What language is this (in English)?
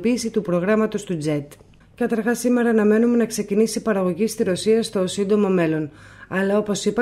Greek